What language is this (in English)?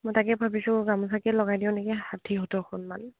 Assamese